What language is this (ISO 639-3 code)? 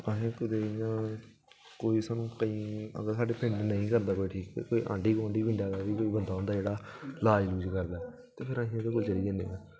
doi